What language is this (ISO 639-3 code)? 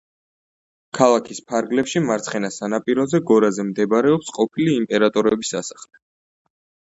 kat